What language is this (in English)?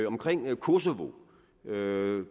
Danish